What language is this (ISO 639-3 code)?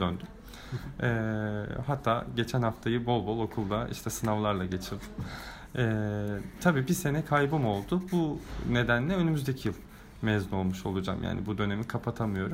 tur